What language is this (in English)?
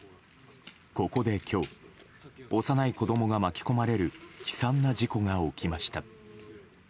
Japanese